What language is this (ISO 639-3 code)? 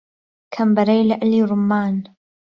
ckb